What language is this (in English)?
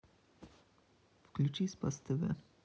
Russian